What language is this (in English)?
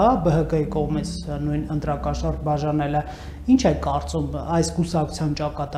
Turkish